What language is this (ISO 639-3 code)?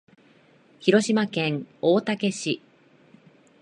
jpn